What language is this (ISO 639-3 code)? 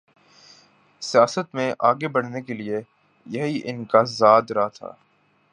urd